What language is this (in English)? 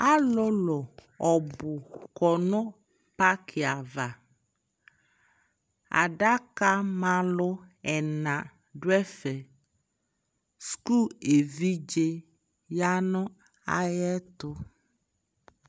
Ikposo